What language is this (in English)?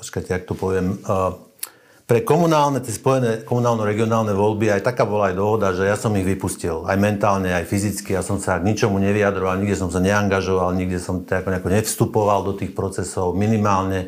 Slovak